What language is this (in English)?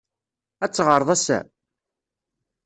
Kabyle